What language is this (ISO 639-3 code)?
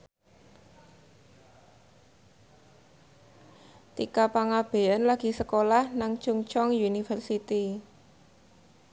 jav